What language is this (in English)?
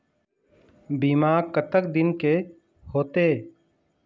Chhattisgarhi